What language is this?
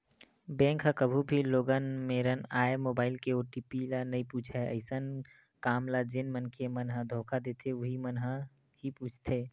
Chhattisgarhi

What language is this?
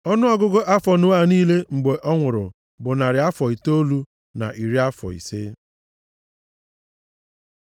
Igbo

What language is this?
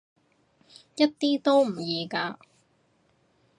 Cantonese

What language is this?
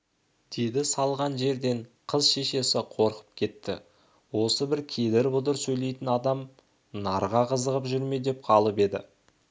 Kazakh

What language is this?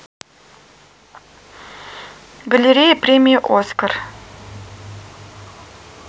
Russian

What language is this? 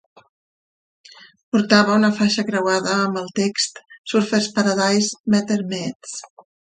Catalan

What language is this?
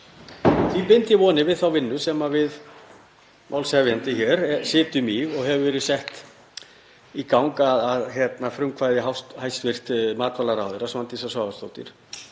Icelandic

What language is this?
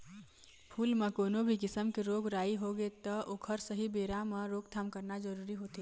Chhattisgarhi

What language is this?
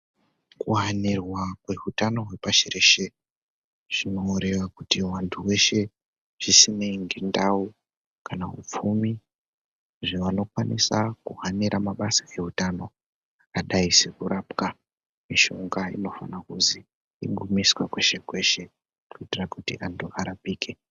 Ndau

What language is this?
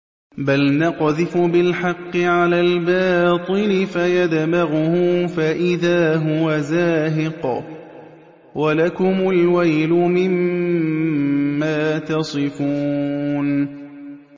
Arabic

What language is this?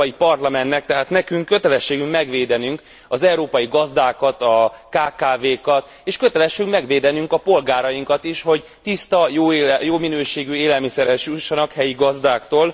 Hungarian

